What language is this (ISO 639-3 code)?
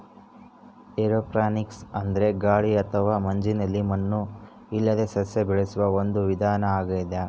kan